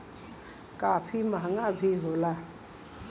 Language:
Bhojpuri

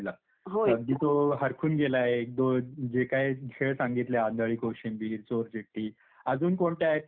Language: Marathi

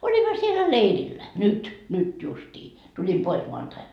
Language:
Finnish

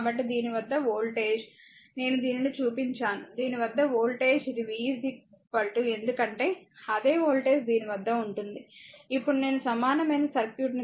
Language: Telugu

